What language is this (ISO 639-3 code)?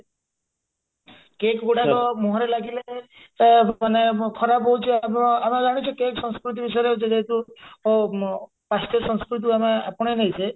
ori